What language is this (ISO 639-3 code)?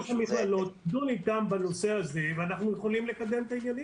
heb